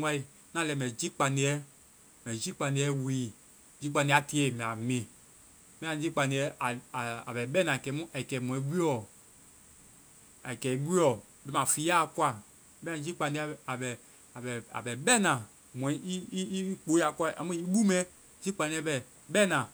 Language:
Vai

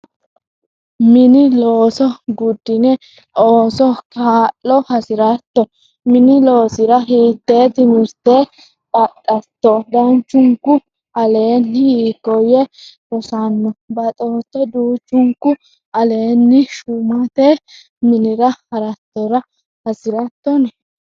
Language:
Sidamo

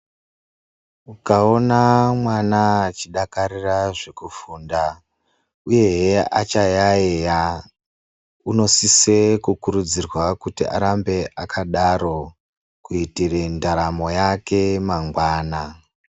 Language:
Ndau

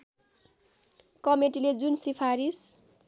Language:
Nepali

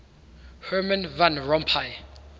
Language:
English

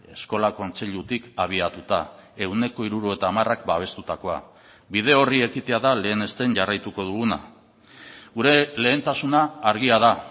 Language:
Basque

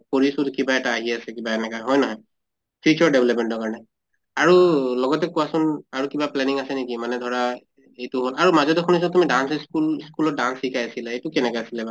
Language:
Assamese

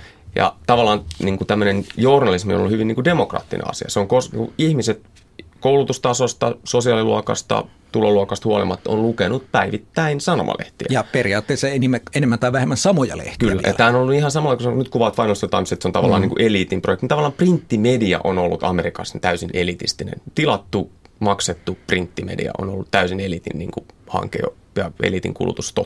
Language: Finnish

